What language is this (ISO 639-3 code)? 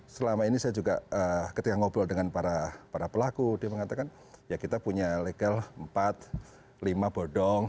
ind